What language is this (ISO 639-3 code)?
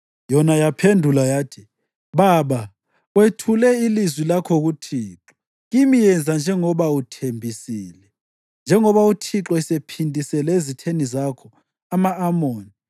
nde